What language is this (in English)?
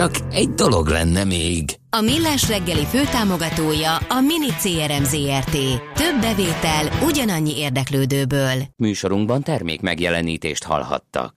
Hungarian